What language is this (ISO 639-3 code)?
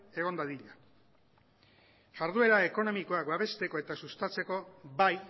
eus